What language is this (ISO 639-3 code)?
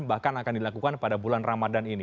ind